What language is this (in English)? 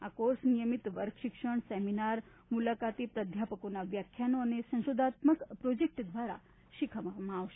Gujarati